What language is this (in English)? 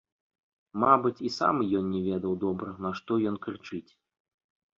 Belarusian